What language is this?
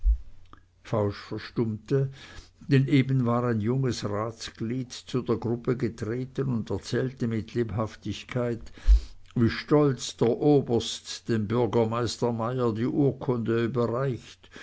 German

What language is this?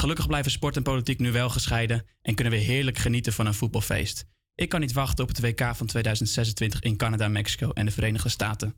Dutch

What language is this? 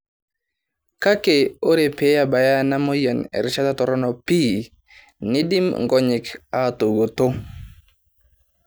Masai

